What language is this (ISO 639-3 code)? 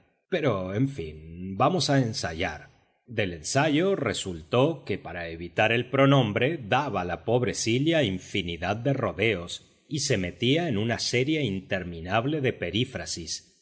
spa